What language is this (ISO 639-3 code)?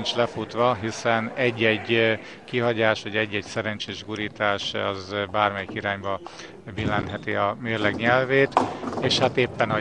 hun